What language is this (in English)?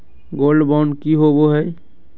Magahi